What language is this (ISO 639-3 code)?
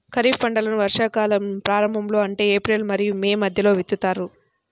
tel